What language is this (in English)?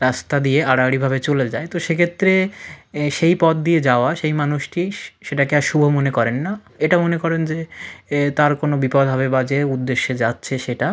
Bangla